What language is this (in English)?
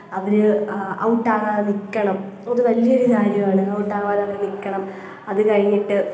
Malayalam